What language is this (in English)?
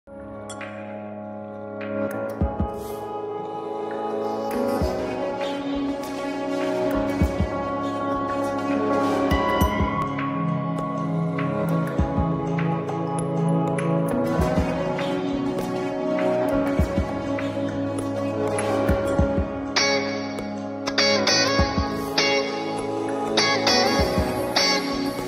English